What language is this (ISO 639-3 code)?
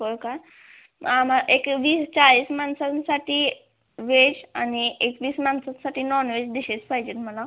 mar